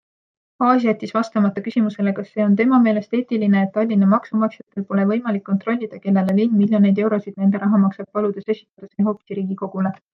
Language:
Estonian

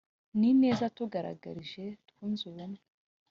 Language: Kinyarwanda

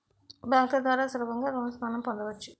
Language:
Telugu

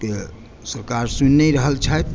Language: Maithili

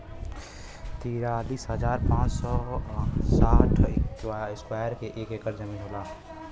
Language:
Bhojpuri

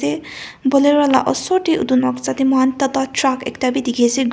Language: Naga Pidgin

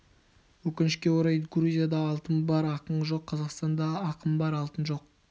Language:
Kazakh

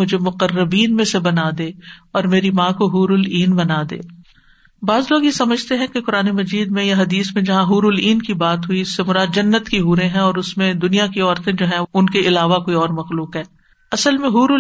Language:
Urdu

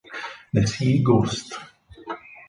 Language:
Italian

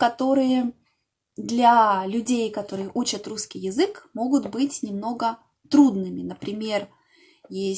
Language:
Russian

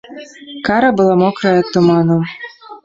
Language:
Belarusian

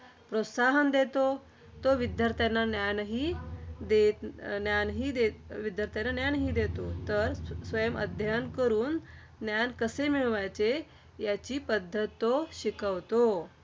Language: Marathi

